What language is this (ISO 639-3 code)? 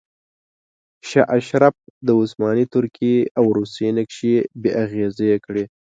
pus